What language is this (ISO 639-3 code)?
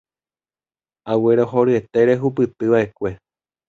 grn